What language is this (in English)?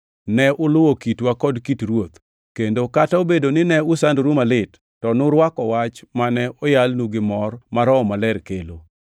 Luo (Kenya and Tanzania)